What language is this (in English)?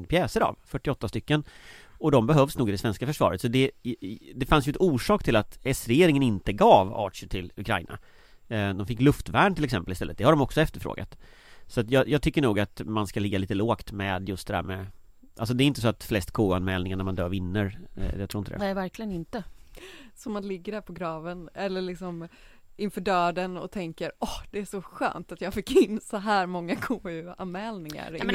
Swedish